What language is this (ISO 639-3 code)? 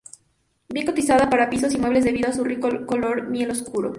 spa